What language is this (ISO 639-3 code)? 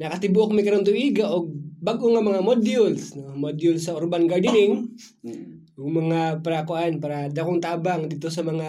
fil